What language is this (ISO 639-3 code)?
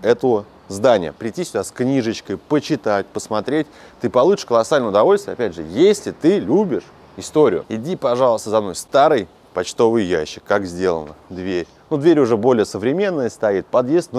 rus